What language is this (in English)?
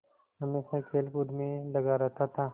Hindi